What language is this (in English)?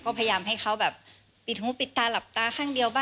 Thai